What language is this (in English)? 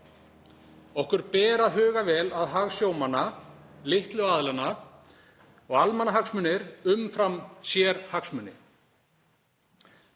Icelandic